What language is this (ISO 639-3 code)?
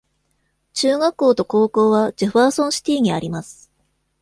jpn